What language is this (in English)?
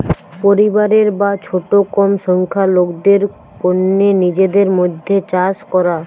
Bangla